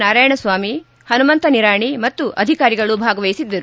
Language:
Kannada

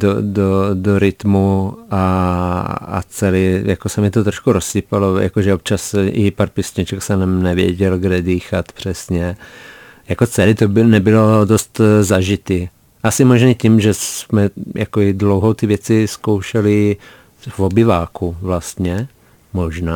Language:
Czech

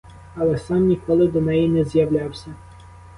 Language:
Ukrainian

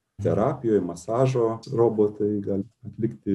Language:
Lithuanian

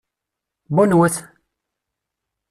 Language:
Kabyle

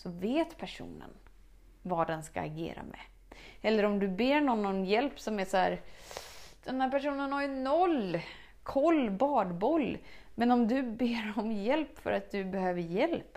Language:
Swedish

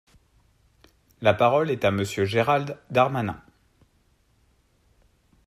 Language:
French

